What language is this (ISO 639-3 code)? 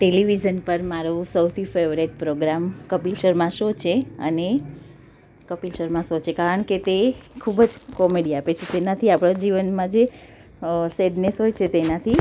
guj